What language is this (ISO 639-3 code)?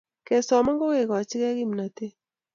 kln